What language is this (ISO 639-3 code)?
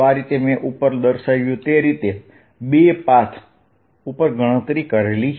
guj